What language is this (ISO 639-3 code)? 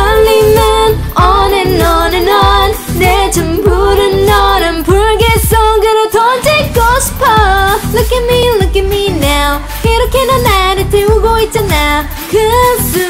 tha